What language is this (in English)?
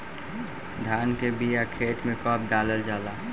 Bhojpuri